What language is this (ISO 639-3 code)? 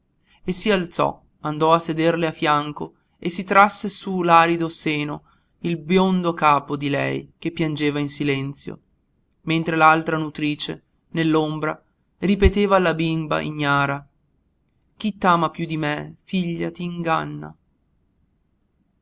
ita